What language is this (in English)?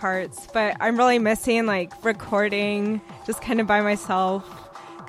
English